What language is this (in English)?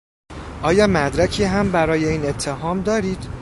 Persian